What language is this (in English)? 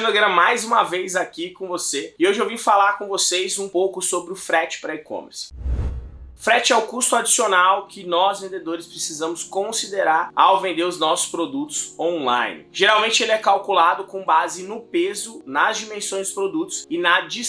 Portuguese